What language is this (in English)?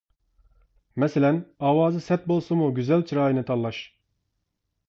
Uyghur